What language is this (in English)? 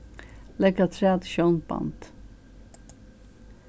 Faroese